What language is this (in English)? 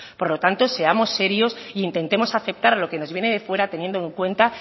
Spanish